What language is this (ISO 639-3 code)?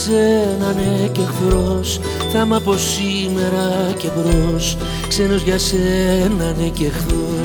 ell